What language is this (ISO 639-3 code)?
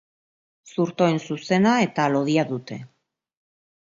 eus